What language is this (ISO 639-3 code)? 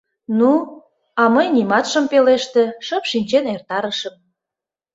chm